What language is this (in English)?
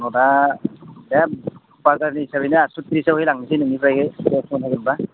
Bodo